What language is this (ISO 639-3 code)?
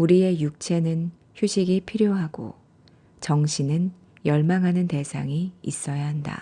kor